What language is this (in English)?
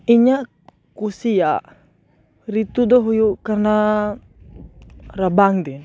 Santali